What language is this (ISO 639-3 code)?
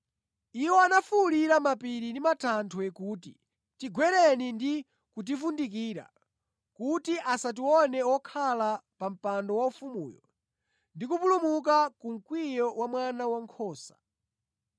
nya